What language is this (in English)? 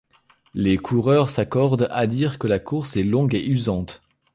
French